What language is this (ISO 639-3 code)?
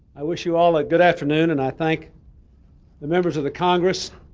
eng